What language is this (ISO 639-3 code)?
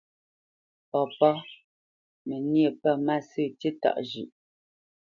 bce